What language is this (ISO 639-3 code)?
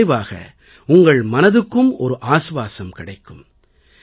tam